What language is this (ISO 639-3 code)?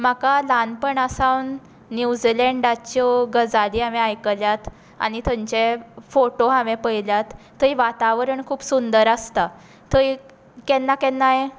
kok